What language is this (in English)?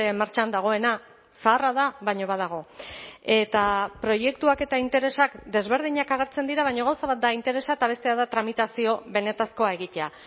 Basque